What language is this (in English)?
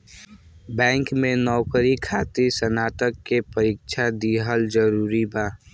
Bhojpuri